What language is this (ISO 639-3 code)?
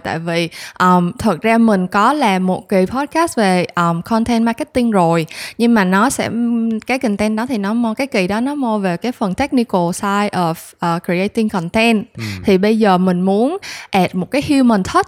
vie